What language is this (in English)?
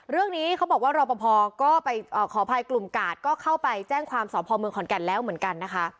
Thai